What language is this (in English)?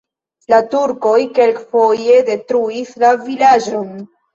Esperanto